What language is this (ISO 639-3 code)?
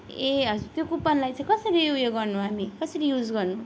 nep